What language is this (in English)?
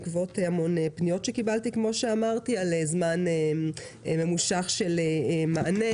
Hebrew